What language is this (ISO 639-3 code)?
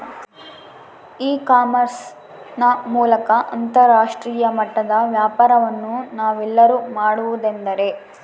kan